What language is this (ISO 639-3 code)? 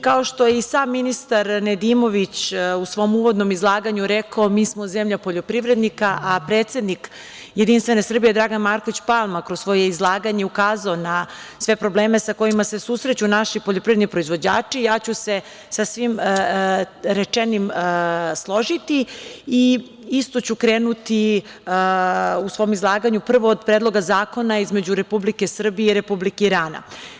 srp